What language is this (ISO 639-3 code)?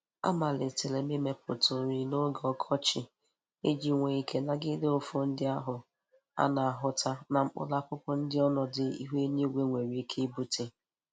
ibo